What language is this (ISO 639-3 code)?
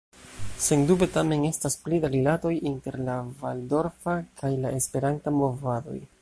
epo